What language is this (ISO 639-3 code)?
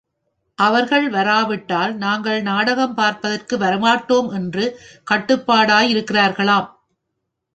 tam